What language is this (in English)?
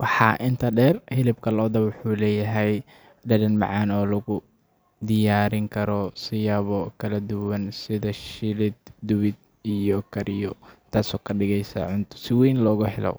Somali